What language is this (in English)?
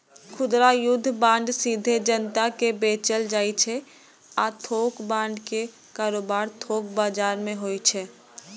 Maithili